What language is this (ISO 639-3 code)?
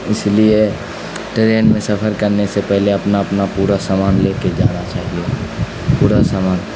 urd